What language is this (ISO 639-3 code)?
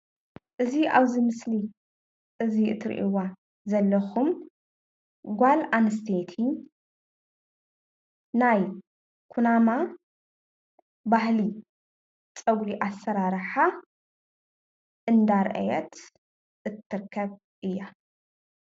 tir